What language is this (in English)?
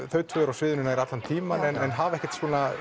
Icelandic